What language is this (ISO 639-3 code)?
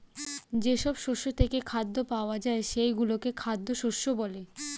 ben